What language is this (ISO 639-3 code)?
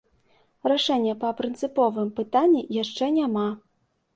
bel